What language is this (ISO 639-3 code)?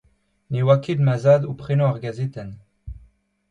bre